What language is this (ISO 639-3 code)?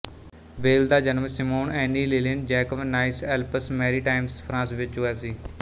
pan